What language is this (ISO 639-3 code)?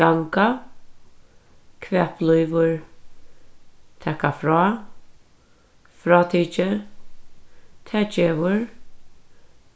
fao